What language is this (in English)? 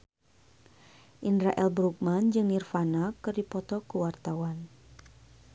Sundanese